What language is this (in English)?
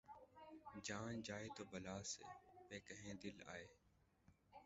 Urdu